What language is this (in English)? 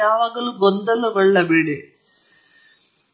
Kannada